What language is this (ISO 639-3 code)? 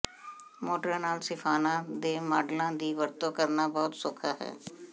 pan